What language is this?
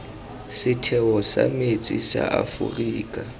Tswana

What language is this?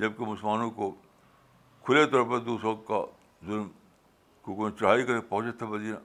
Urdu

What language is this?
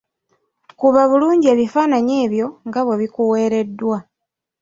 Ganda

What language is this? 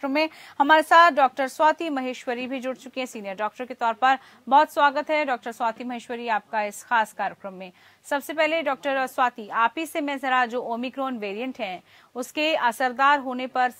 Hindi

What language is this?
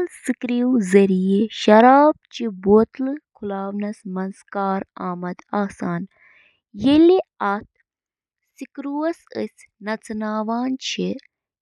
Kashmiri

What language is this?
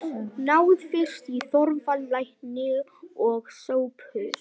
Icelandic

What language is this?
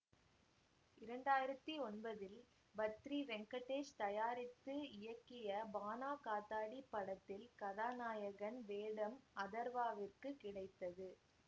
Tamil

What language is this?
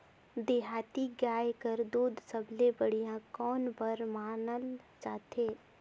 Chhattisgarhi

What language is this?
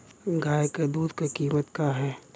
Bhojpuri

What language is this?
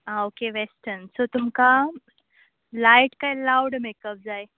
Konkani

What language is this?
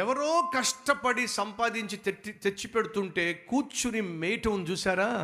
Telugu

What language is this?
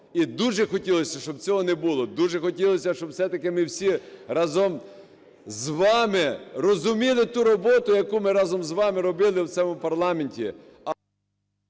Ukrainian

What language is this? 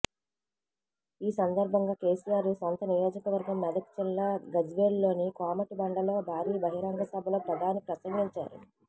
Telugu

